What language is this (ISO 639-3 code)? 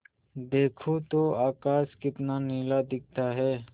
hin